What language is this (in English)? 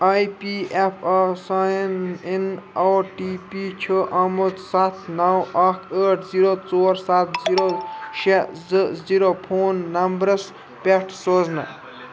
Kashmiri